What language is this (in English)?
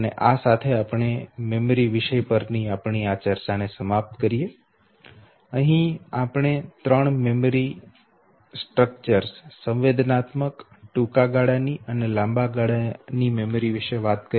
Gujarati